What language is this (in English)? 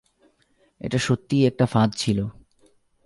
Bangla